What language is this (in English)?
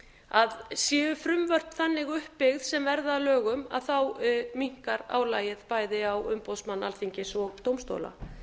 Icelandic